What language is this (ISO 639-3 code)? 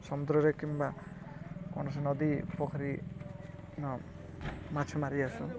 ori